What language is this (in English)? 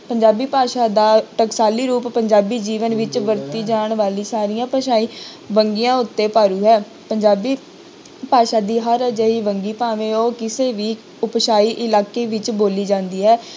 Punjabi